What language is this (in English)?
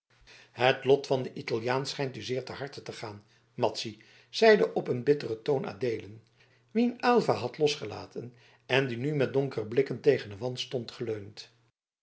Dutch